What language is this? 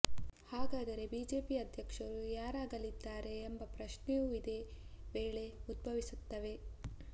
Kannada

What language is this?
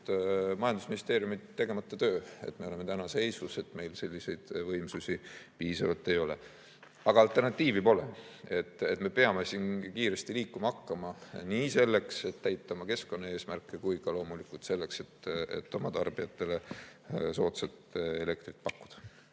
Estonian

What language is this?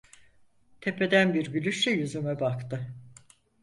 Turkish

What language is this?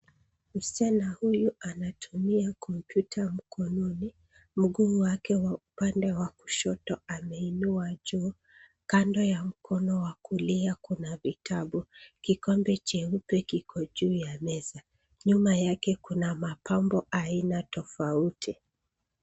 Swahili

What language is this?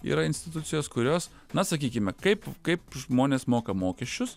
Lithuanian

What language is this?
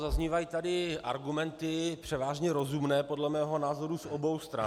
Czech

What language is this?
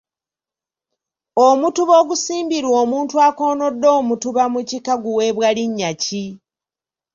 Ganda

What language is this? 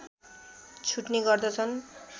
Nepali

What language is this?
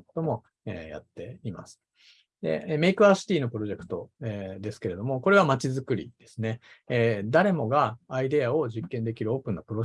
Japanese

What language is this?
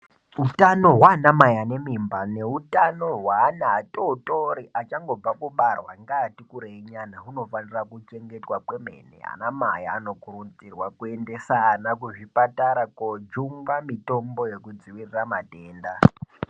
Ndau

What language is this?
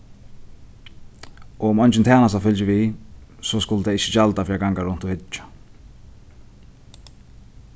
Faroese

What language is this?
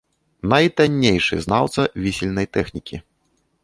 Belarusian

